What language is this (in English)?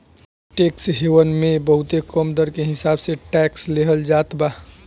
Bhojpuri